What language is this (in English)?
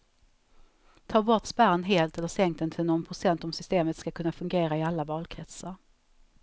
Swedish